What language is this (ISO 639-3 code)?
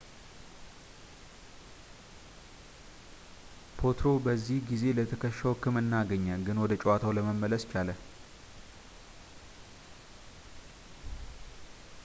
amh